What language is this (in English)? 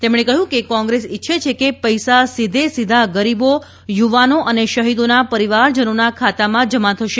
Gujarati